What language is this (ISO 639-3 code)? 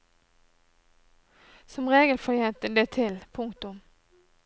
nor